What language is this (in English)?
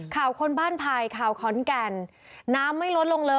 Thai